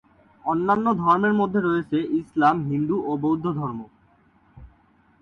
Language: Bangla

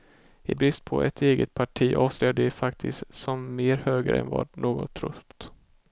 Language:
Swedish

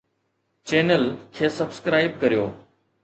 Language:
Sindhi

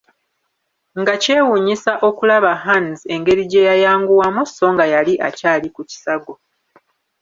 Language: Ganda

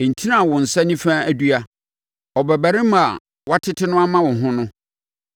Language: Akan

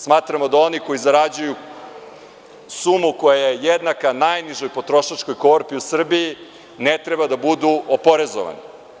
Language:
Serbian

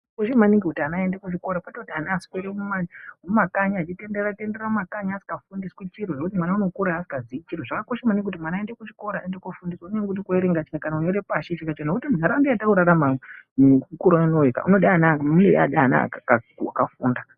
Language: Ndau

